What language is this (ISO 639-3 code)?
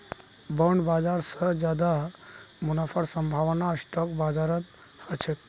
mag